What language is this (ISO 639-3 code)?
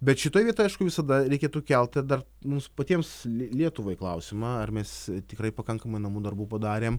lit